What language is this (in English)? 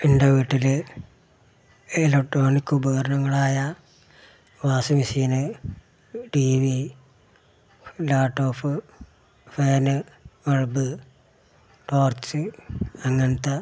Malayalam